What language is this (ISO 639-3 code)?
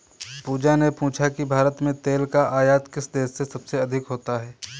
hin